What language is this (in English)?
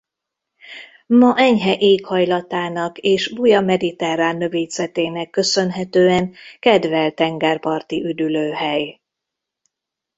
Hungarian